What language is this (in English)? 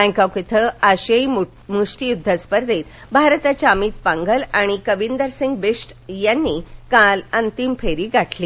Marathi